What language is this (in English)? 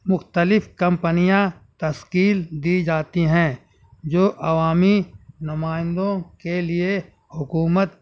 Urdu